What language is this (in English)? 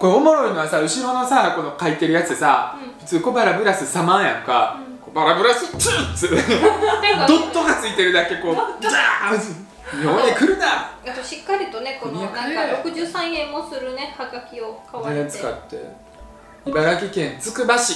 Japanese